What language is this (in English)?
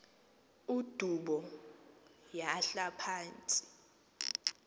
Xhosa